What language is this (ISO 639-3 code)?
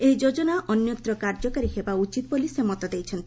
ori